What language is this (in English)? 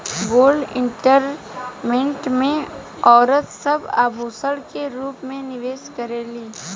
Bhojpuri